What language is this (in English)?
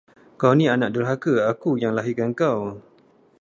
Malay